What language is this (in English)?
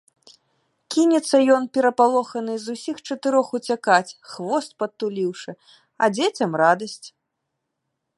Belarusian